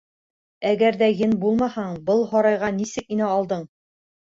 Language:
Bashkir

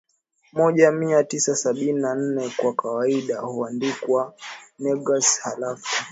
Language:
Swahili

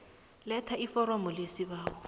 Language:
South Ndebele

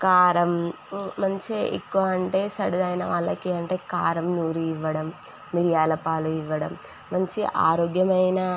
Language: Telugu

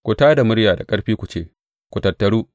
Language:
Hausa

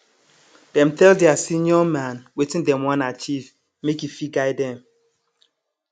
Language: Nigerian Pidgin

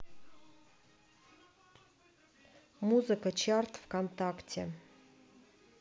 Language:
Russian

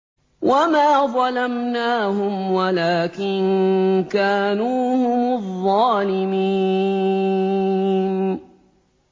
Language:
Arabic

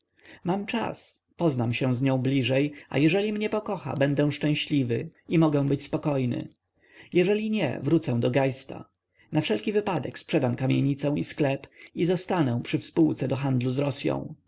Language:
Polish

